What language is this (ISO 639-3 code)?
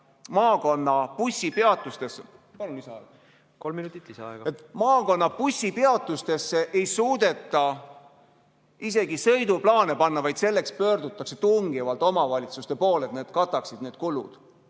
est